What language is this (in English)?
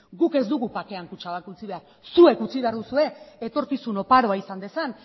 Basque